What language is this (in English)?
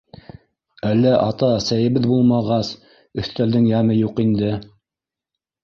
Bashkir